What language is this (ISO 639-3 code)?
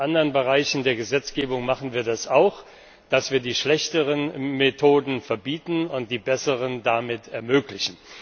deu